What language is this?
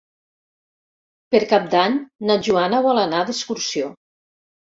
Catalan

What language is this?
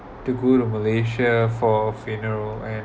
English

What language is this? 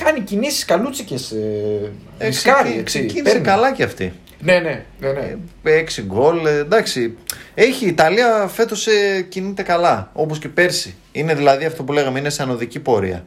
Greek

